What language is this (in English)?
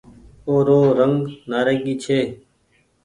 Goaria